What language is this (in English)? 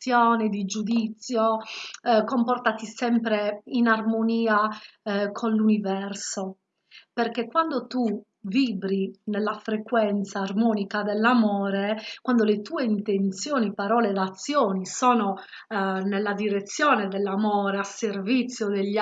Italian